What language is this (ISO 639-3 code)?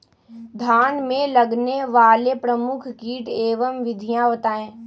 mag